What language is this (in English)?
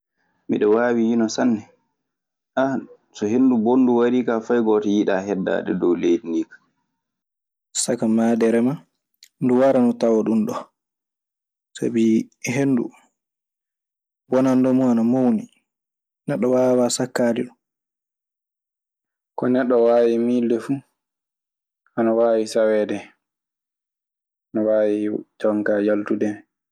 Maasina Fulfulde